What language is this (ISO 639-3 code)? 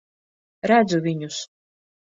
lav